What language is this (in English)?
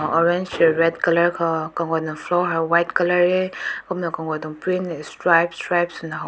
Rongmei Naga